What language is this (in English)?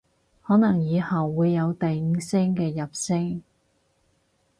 Cantonese